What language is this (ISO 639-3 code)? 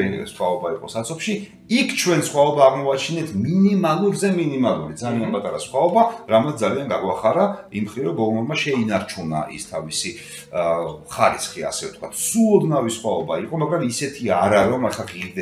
ron